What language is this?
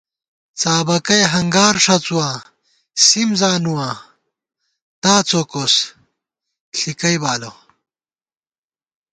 Gawar-Bati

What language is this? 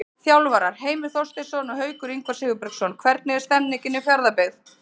Icelandic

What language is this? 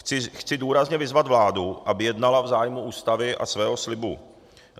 Czech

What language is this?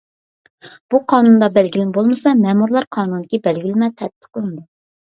Uyghur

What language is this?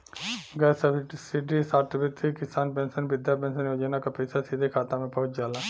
Bhojpuri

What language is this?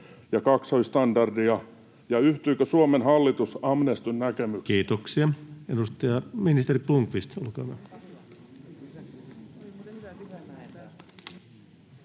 Finnish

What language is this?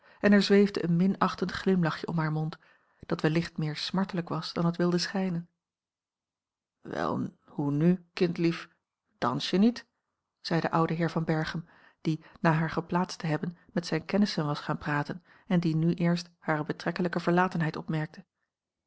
Dutch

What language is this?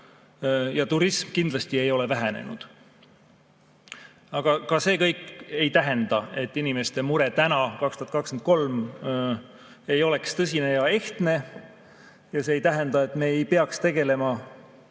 Estonian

